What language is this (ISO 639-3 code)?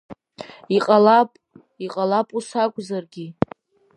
abk